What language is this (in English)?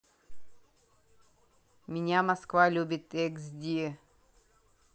Russian